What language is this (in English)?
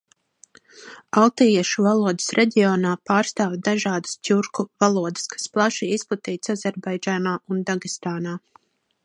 Latvian